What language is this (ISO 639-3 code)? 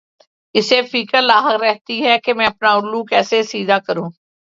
urd